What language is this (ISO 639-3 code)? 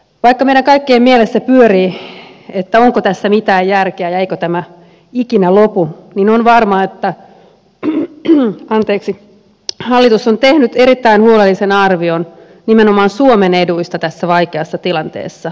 fin